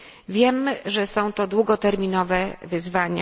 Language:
Polish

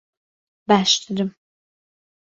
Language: Central Kurdish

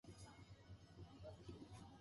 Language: Japanese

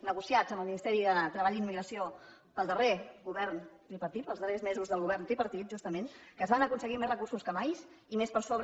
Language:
Catalan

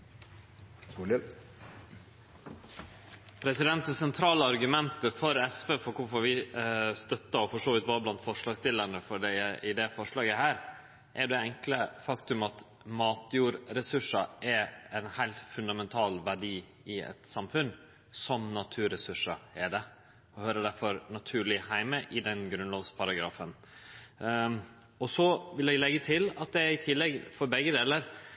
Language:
Norwegian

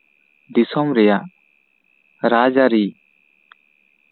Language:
Santali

